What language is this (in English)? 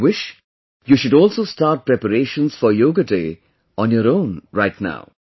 English